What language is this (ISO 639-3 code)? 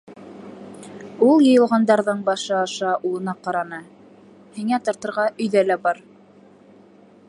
bak